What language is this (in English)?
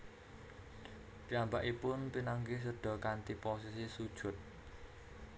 Javanese